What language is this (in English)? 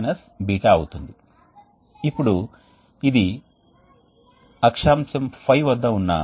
Telugu